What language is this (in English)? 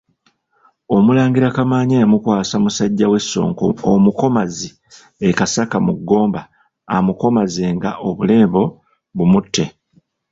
Ganda